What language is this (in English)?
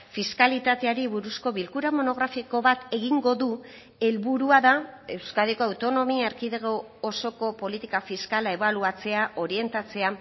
Basque